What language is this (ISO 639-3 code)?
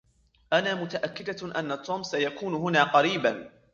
ara